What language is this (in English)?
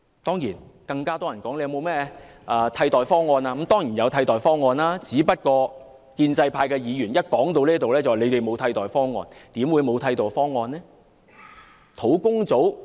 Cantonese